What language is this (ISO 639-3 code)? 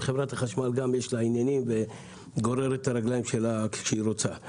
heb